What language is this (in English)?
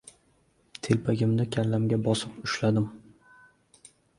Uzbek